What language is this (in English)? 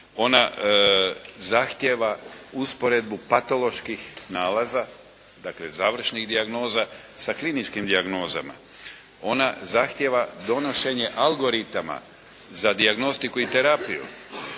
Croatian